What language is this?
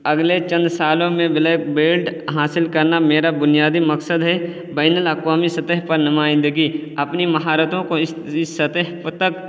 Urdu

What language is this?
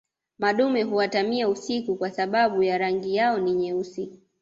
Swahili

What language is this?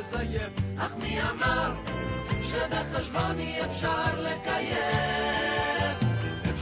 Hebrew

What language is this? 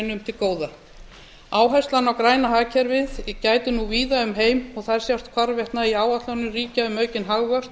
Icelandic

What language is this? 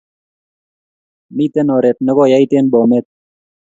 Kalenjin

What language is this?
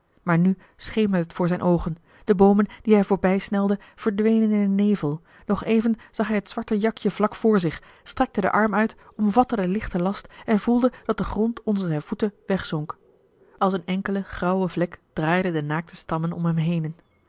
Dutch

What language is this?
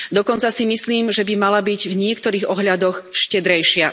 Slovak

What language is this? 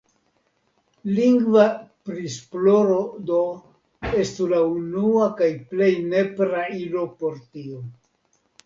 Esperanto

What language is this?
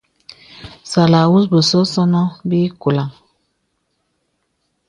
Bebele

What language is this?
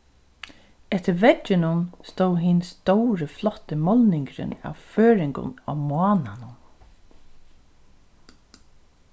Faroese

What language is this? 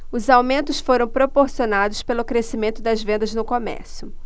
Portuguese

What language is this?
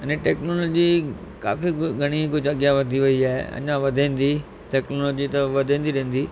Sindhi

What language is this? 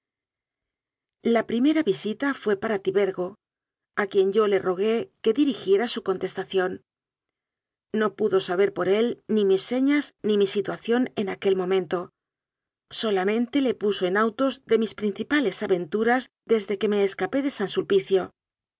Spanish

